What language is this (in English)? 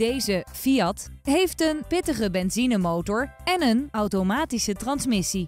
Dutch